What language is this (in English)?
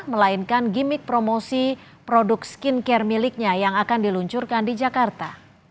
Indonesian